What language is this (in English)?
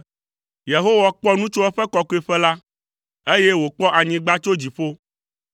Ewe